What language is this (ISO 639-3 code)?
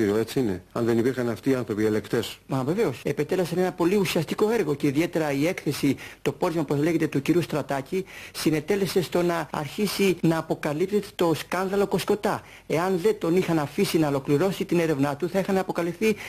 ell